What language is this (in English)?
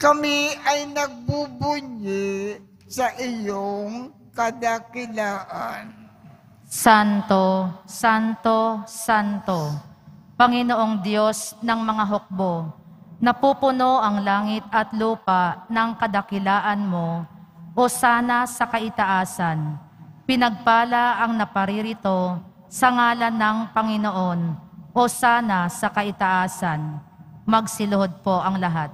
Filipino